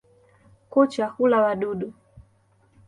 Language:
Swahili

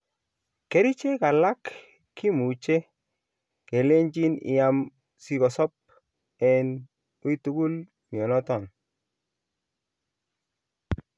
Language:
Kalenjin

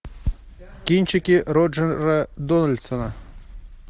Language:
Russian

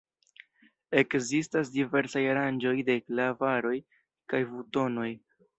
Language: Esperanto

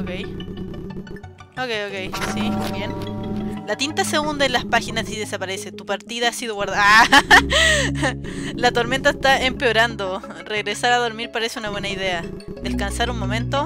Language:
Spanish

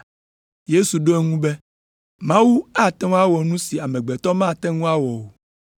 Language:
Ewe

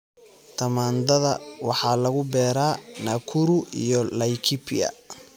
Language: Somali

